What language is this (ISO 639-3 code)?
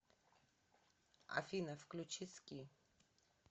rus